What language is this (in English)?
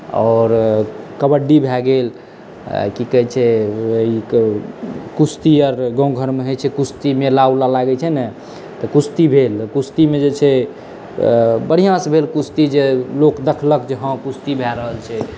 Maithili